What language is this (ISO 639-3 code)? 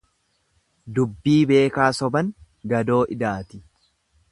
orm